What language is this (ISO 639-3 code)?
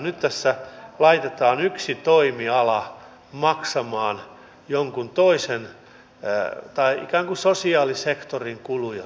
fin